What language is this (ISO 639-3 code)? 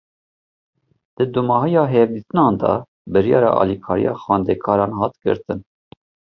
kur